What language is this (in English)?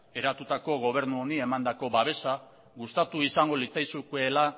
Basque